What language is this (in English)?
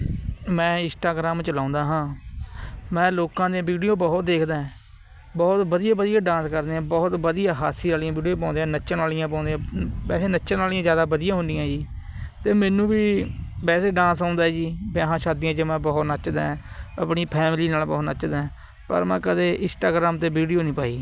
Punjabi